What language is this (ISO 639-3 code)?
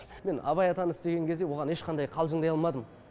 kaz